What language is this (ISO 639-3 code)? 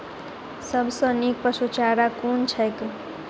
mai